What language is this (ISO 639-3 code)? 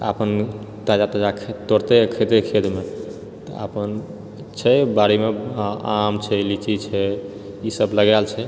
mai